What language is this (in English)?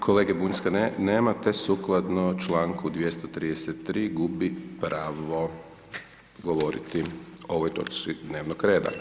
Croatian